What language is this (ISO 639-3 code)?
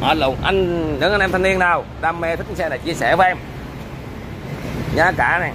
vie